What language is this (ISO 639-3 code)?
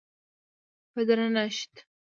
pus